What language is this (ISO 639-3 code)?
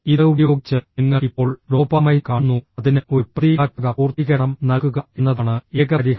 mal